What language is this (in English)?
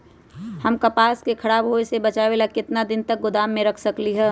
Magahi